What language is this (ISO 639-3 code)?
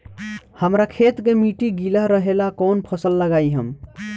bho